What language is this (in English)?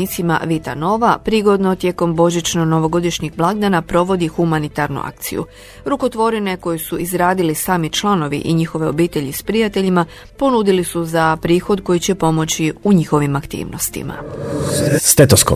Croatian